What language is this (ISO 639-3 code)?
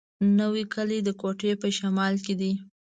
pus